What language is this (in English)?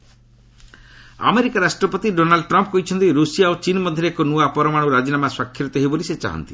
Odia